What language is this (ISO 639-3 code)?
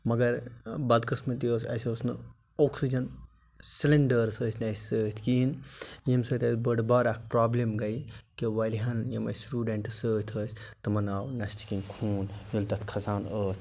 kas